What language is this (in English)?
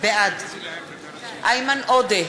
Hebrew